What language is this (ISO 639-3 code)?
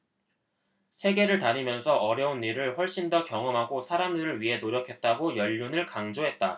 kor